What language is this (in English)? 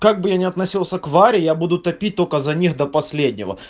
Russian